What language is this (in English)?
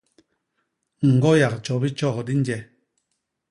Basaa